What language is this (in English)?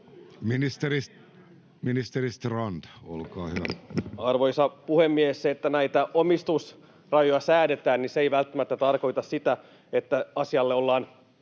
Finnish